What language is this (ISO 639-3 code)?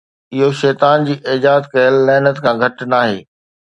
snd